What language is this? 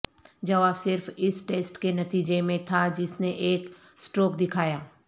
Urdu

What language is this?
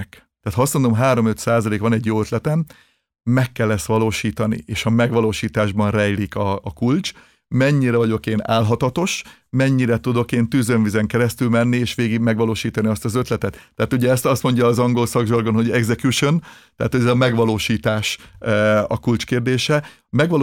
Hungarian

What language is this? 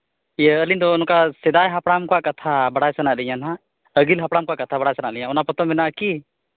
Santali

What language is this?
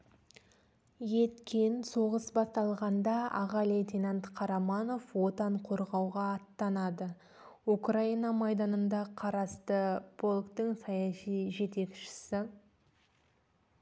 Kazakh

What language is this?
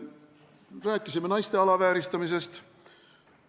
Estonian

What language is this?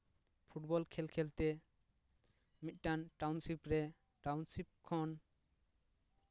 Santali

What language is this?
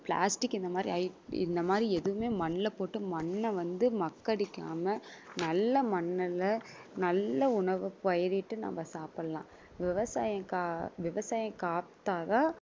Tamil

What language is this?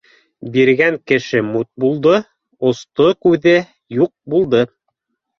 Bashkir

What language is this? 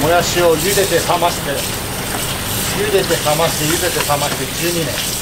Japanese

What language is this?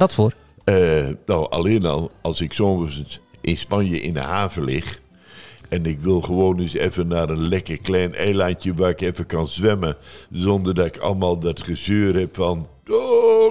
Dutch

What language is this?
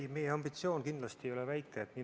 Estonian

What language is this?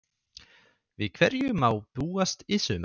Icelandic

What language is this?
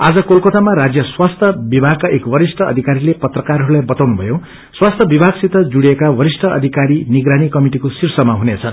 Nepali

